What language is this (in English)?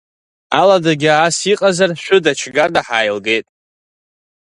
Abkhazian